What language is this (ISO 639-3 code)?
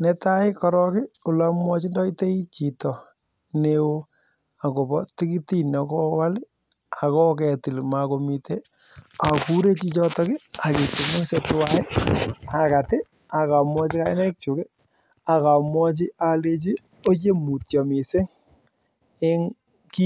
kln